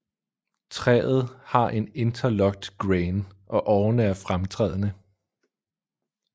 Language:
Danish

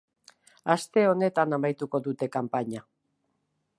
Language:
Basque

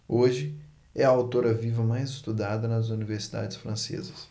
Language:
Portuguese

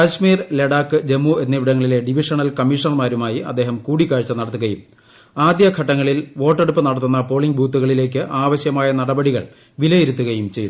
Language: Malayalam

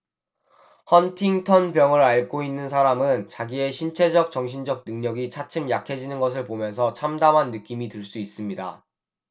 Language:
Korean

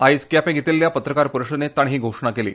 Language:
Konkani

